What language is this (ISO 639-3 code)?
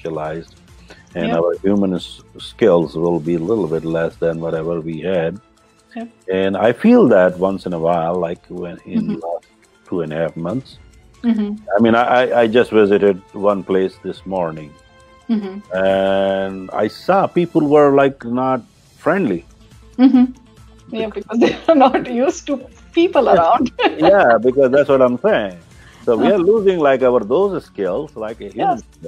eng